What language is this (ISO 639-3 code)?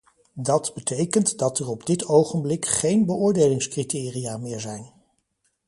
nld